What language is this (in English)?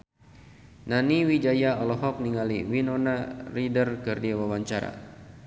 Sundanese